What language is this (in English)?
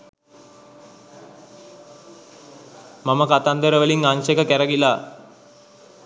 Sinhala